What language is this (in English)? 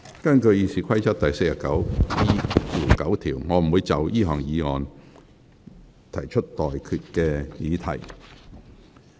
Cantonese